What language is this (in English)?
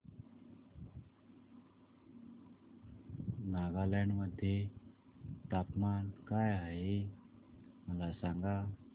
Marathi